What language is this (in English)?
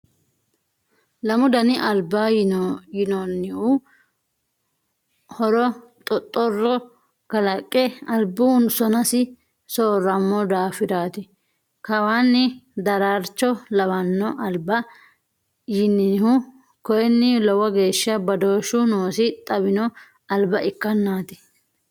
Sidamo